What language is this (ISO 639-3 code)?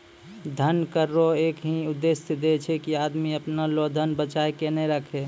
mai